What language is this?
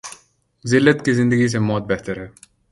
Urdu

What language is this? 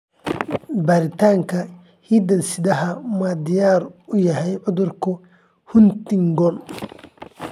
Somali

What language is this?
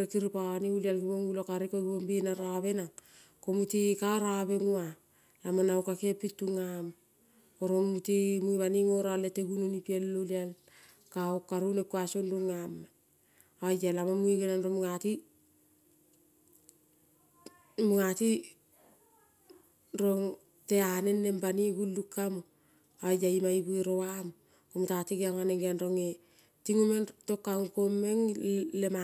Kol (Papua New Guinea)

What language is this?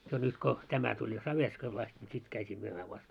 Finnish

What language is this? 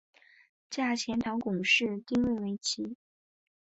Chinese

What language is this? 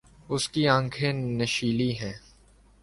Urdu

